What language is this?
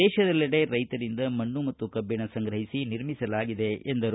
Kannada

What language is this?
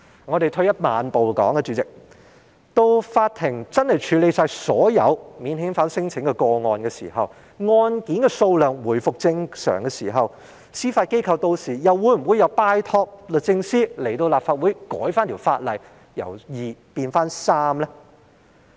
Cantonese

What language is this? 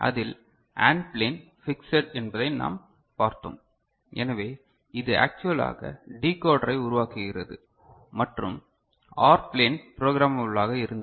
Tamil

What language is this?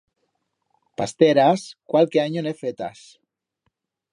Aragonese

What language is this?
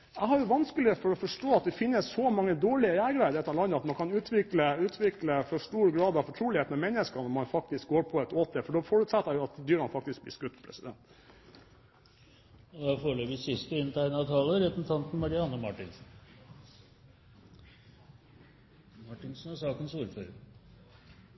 Norwegian Bokmål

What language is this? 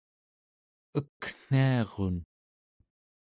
Central Yupik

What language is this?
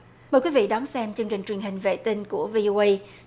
Vietnamese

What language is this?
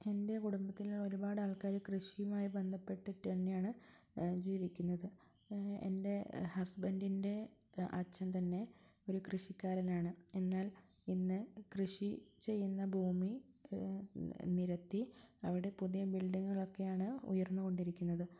Malayalam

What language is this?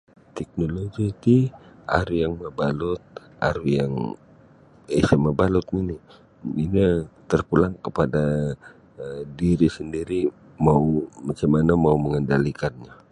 Sabah Bisaya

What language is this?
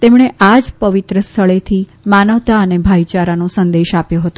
Gujarati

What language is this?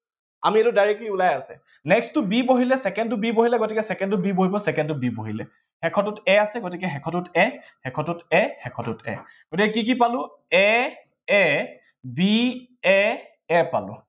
Assamese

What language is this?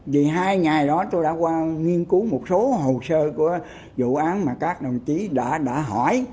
Vietnamese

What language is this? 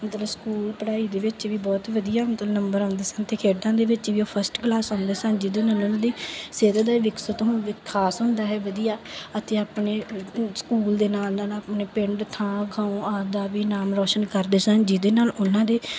Punjabi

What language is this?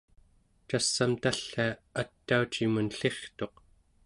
Central Yupik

